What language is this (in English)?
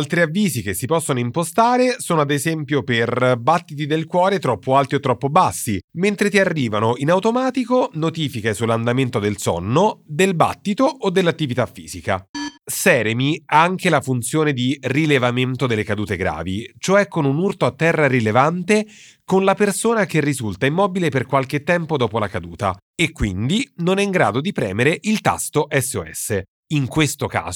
Italian